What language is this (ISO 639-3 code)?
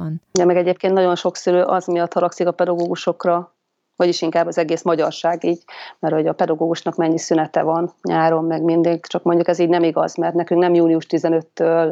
hun